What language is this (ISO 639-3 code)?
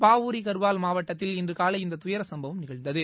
tam